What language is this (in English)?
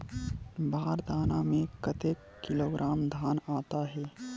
Chhattisgarhi